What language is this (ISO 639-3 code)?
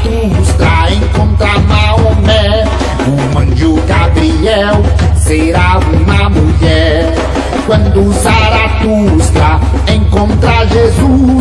por